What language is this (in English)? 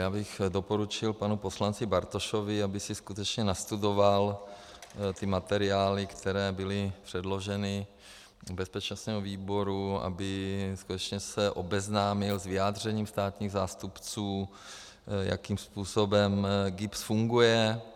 Czech